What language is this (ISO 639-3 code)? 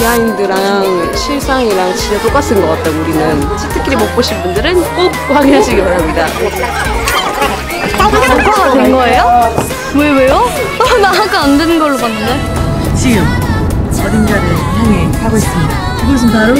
kor